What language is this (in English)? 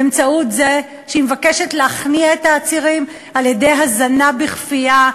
Hebrew